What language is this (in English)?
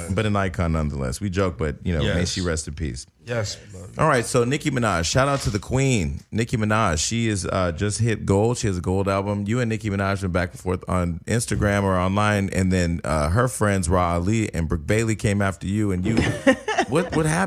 English